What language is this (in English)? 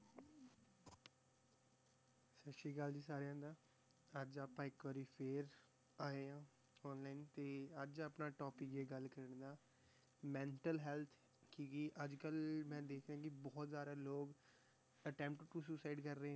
Punjabi